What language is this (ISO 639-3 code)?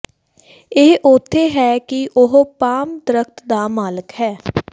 pan